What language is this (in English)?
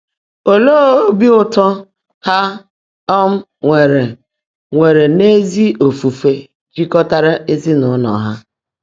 Igbo